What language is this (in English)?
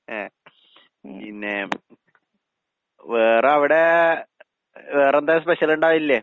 Malayalam